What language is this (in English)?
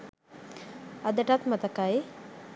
Sinhala